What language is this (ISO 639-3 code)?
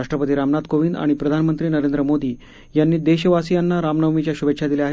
mar